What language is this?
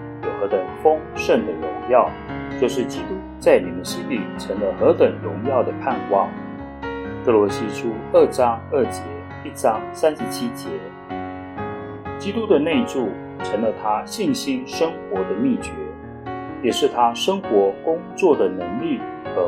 Chinese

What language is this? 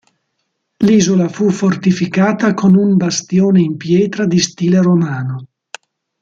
Italian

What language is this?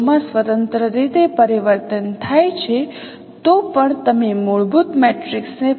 Gujarati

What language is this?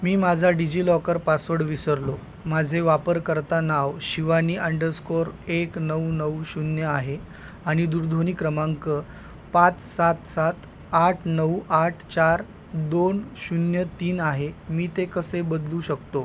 Marathi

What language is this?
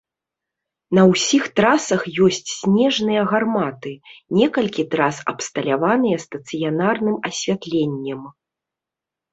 Belarusian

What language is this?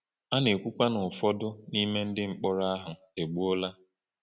Igbo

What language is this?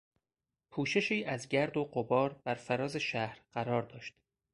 Persian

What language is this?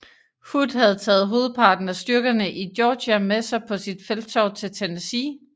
Danish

